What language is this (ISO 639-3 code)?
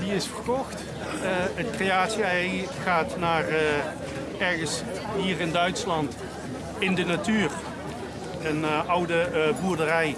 nld